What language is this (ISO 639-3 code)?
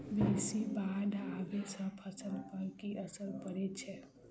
mai